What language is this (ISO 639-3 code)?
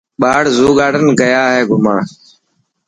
mki